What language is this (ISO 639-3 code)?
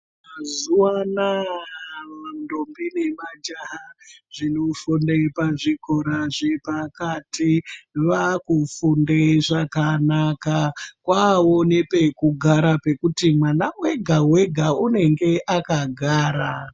ndc